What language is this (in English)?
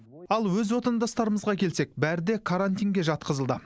Kazakh